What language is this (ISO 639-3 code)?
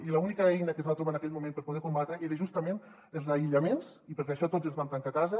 cat